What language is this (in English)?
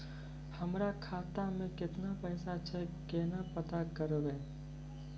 Maithili